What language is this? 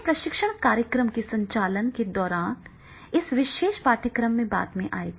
Hindi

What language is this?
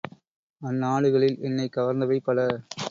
Tamil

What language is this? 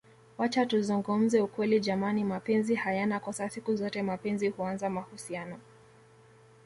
Swahili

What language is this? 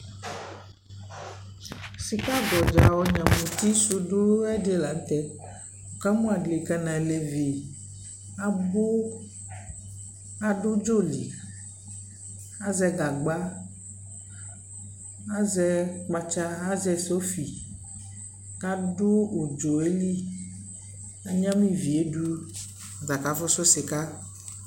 Ikposo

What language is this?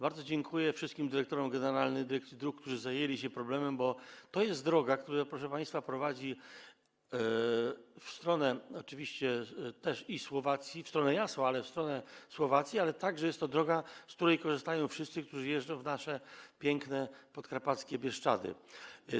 Polish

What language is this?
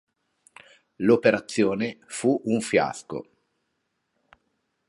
Italian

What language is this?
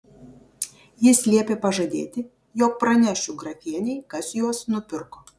Lithuanian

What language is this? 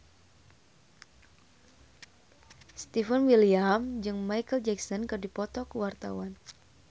Sundanese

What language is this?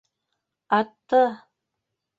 Bashkir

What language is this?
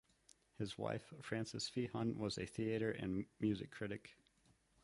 English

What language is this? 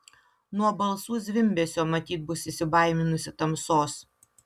Lithuanian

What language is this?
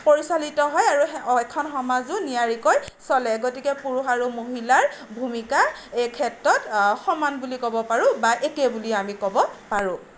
Assamese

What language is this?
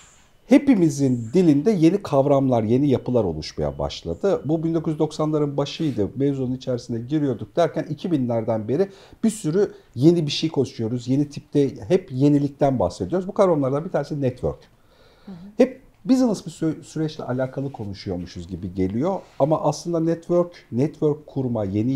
Turkish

